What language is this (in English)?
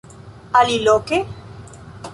Esperanto